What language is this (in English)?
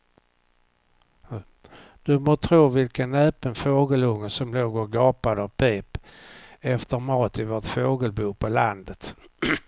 Swedish